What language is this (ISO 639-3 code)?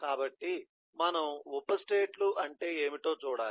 tel